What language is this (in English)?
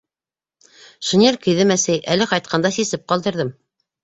Bashkir